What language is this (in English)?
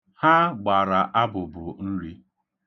Igbo